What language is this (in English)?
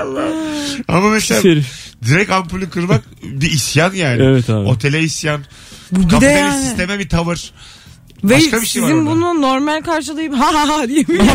Turkish